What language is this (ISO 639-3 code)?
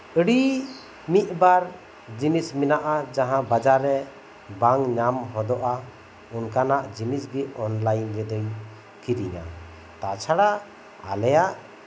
sat